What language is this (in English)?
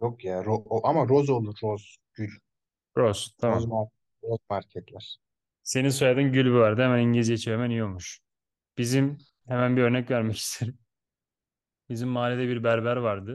Turkish